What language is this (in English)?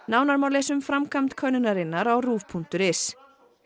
Icelandic